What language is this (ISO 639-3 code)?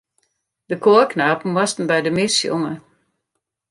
fry